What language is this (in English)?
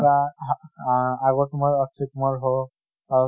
Assamese